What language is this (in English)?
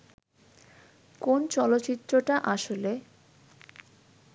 Bangla